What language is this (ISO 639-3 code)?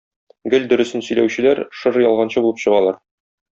tat